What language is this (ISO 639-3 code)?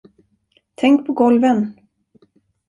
swe